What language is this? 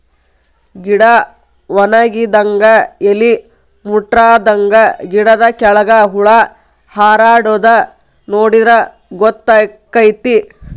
Kannada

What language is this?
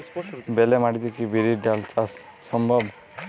Bangla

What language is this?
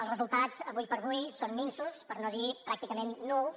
Catalan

